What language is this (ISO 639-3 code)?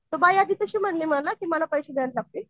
mar